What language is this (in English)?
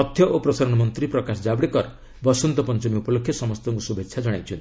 Odia